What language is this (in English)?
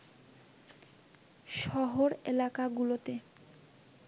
Bangla